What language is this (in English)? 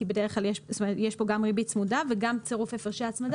Hebrew